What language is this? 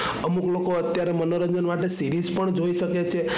Gujarati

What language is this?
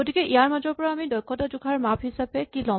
Assamese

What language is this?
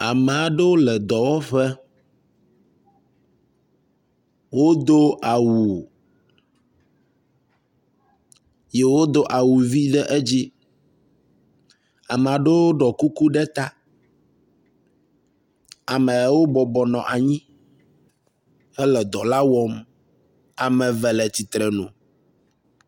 Ewe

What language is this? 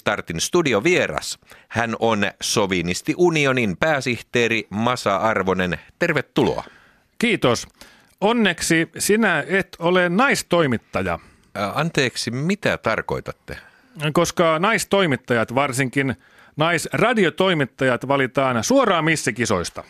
Finnish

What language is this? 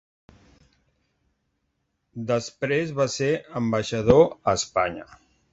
Catalan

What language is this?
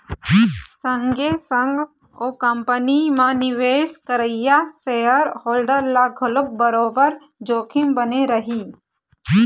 Chhattisgarhi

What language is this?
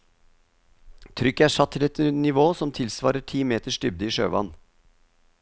Norwegian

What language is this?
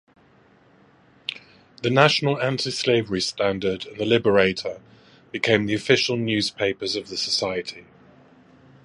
English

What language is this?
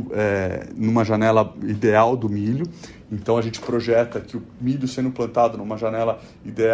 Portuguese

